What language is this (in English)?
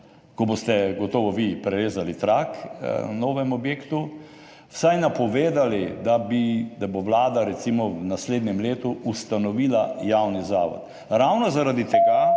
Slovenian